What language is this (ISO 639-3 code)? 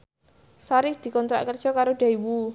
jav